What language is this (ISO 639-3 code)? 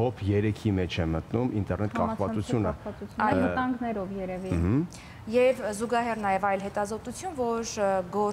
ron